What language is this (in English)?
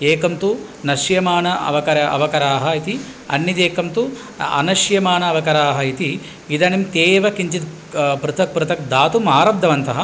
Sanskrit